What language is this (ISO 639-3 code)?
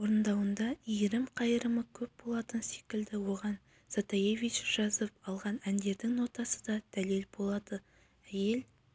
kaz